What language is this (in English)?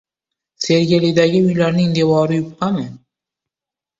Uzbek